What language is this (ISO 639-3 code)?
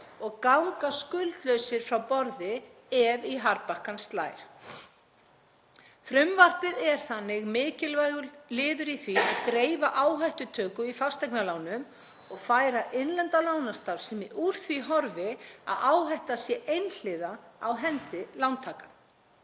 isl